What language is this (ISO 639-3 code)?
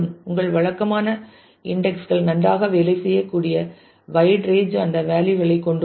tam